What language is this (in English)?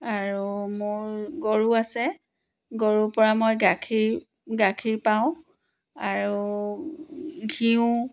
Assamese